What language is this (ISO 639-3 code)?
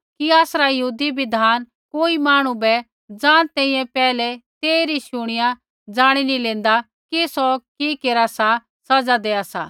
kfx